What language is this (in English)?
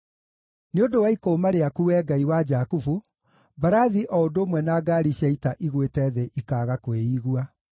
Kikuyu